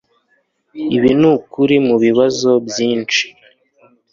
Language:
Kinyarwanda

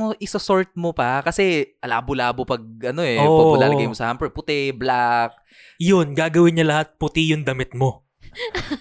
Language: Filipino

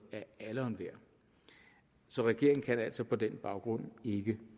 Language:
Danish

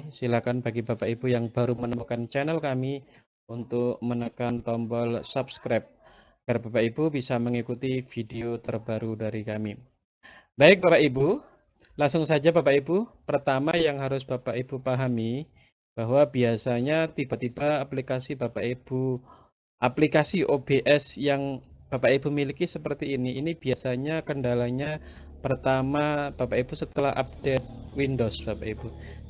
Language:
Indonesian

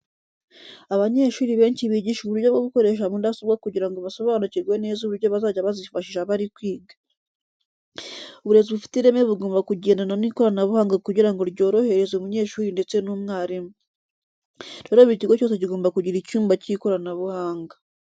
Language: Kinyarwanda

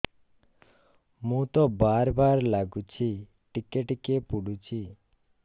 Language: Odia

